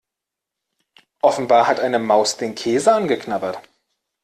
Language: German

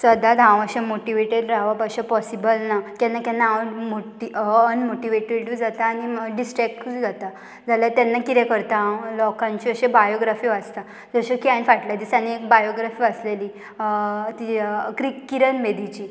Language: Konkani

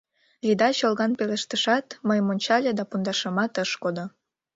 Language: Mari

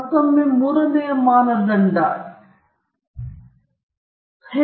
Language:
Kannada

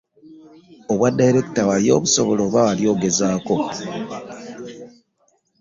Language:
Ganda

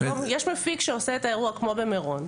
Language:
Hebrew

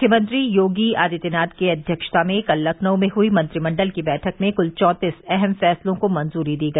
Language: Hindi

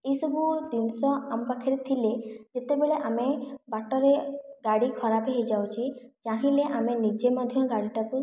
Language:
Odia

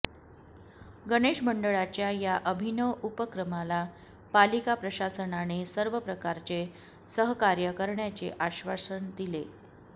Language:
Marathi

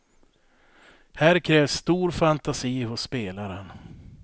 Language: Swedish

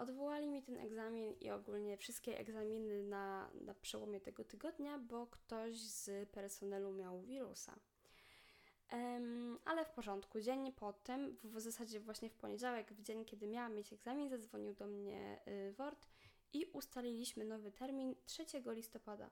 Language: Polish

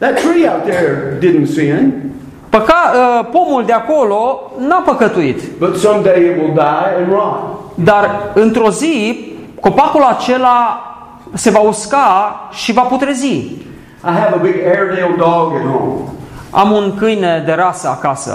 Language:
Romanian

